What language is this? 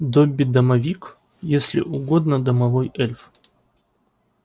Russian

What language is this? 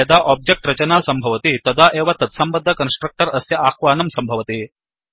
Sanskrit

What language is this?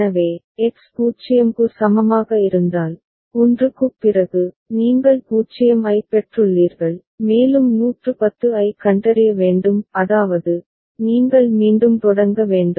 Tamil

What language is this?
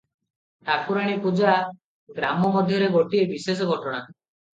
Odia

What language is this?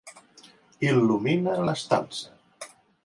Catalan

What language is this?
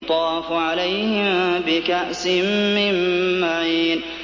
Arabic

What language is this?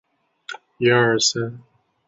Chinese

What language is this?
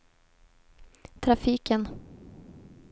Swedish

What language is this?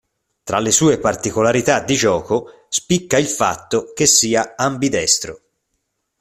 Italian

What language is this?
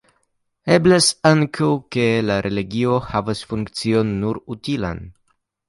Esperanto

